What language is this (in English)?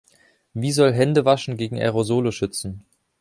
German